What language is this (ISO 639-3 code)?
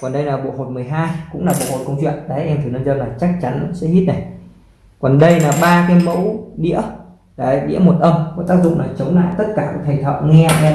vie